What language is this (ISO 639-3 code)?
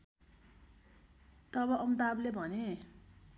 nep